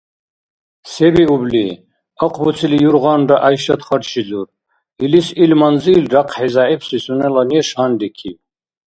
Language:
Dargwa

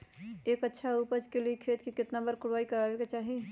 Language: Magahi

